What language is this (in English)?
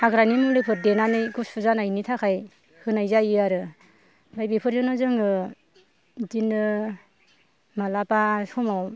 Bodo